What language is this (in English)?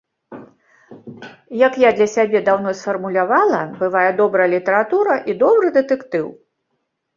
Belarusian